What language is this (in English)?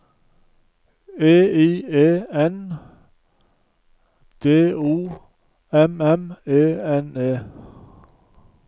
Norwegian